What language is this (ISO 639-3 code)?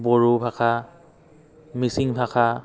asm